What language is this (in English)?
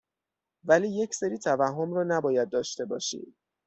Persian